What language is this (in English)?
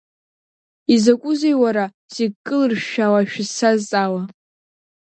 Abkhazian